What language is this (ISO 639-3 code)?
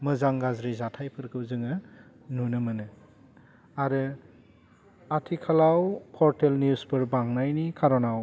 brx